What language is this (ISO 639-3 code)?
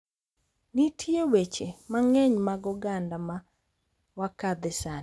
luo